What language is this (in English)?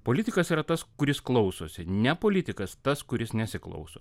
Lithuanian